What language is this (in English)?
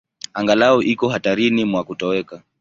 Swahili